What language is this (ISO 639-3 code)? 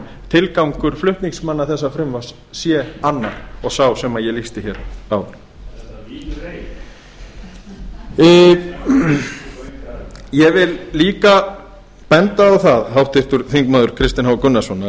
isl